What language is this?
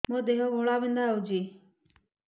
Odia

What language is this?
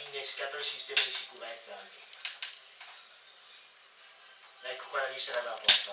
Italian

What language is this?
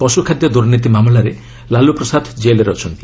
Odia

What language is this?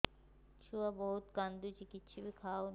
Odia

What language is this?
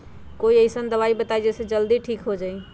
Magahi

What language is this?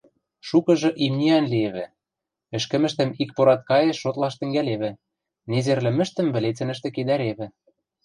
Western Mari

